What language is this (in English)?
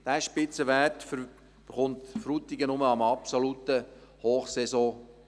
Swiss German